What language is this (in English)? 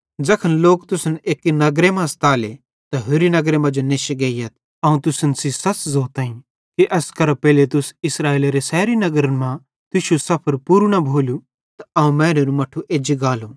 Bhadrawahi